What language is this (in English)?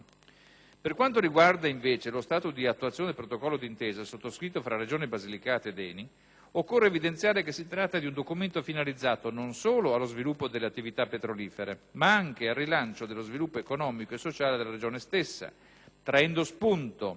Italian